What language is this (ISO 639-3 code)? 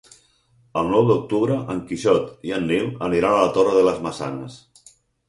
cat